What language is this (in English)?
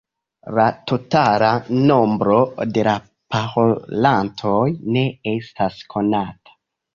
Esperanto